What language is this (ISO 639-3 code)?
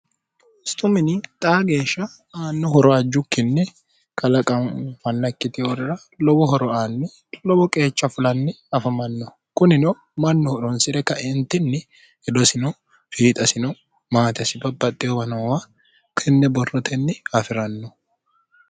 sid